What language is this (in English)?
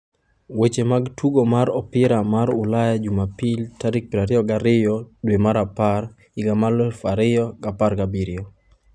Luo (Kenya and Tanzania)